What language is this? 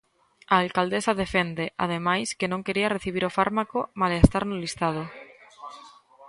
Galician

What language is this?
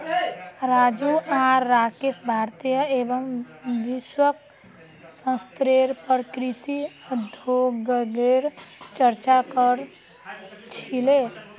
Magahi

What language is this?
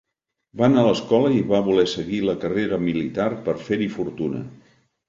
Catalan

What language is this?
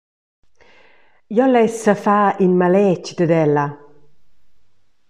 Romansh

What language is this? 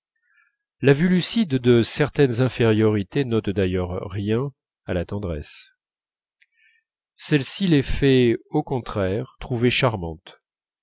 French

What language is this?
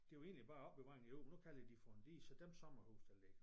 Danish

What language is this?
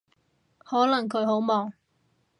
Cantonese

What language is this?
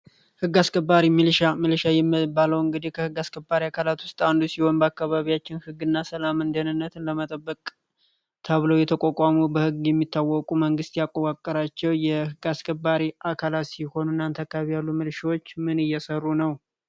Amharic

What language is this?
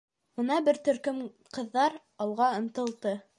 Bashkir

